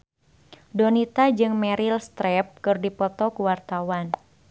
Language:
Sundanese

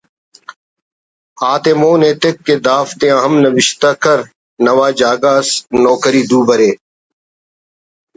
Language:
Brahui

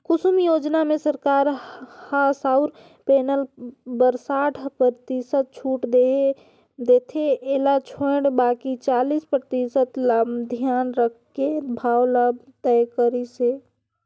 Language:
Chhattisgarhi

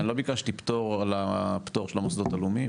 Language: Hebrew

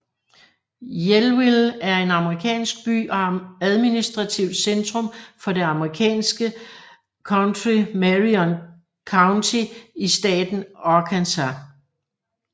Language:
Danish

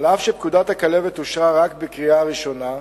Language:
Hebrew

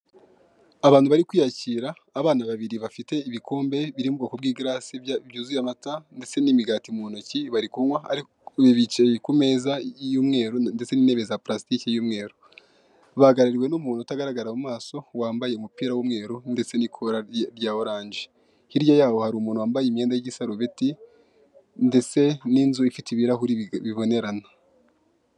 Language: Kinyarwanda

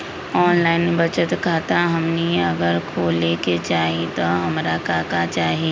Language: Magahi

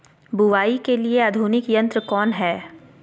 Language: Magahi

